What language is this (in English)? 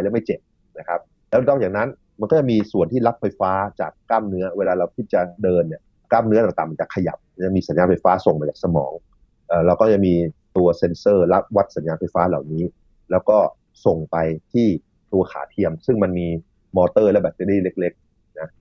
Thai